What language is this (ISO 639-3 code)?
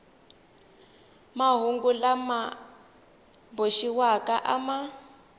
tso